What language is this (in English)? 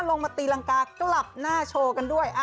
Thai